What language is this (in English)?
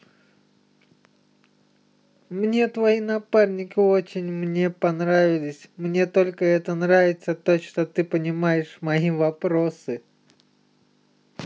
Russian